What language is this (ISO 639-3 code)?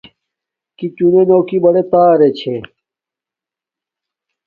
dmk